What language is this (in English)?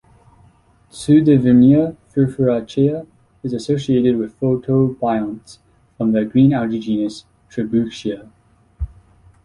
English